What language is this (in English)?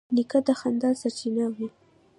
Pashto